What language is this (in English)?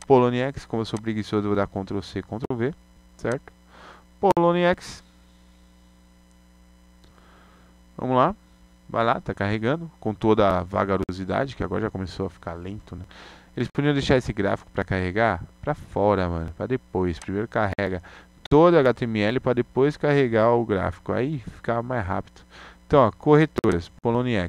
Portuguese